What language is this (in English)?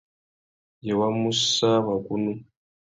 Tuki